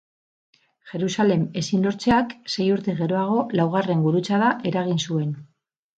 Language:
Basque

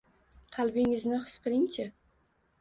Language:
Uzbek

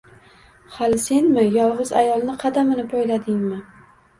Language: Uzbek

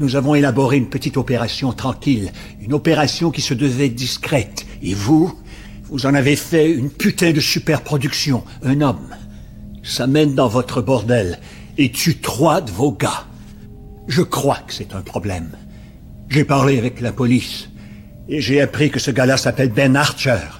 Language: French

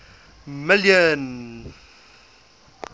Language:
English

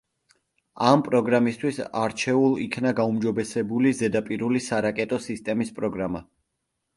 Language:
Georgian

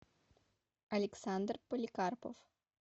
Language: Russian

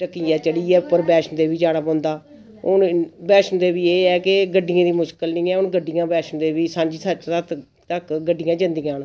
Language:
Dogri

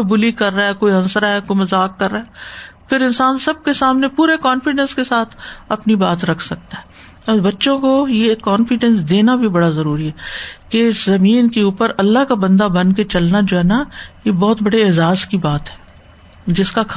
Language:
Urdu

